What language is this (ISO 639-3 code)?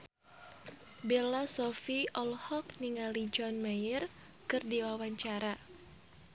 sun